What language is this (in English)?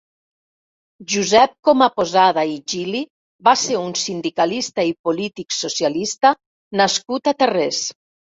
Catalan